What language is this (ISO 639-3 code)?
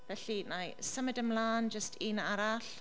cym